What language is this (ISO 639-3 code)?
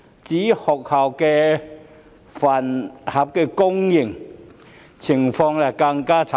yue